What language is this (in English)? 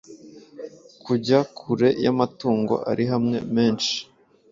Kinyarwanda